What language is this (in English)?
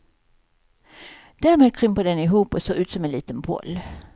Swedish